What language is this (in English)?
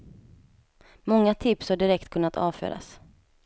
Swedish